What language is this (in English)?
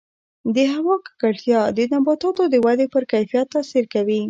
Pashto